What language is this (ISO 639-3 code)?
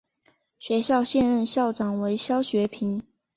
zho